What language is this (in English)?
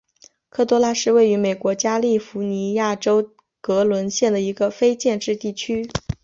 Chinese